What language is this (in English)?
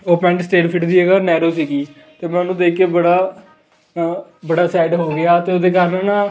Punjabi